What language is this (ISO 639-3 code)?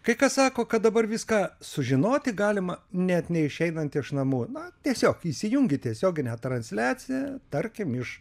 lit